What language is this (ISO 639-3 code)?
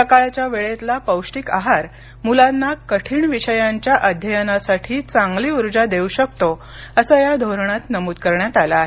mar